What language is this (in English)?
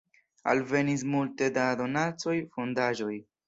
Esperanto